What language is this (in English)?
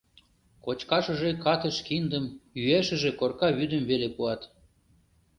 Mari